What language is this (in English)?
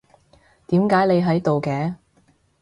Cantonese